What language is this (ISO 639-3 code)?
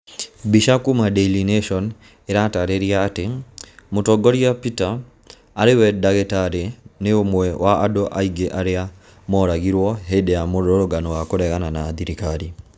kik